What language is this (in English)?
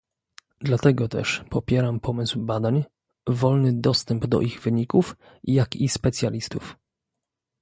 Polish